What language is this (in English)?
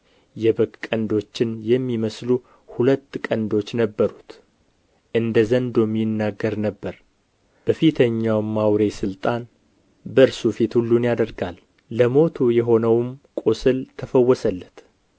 Amharic